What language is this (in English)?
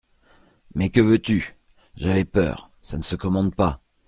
French